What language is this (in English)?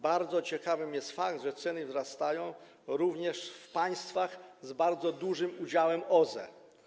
Polish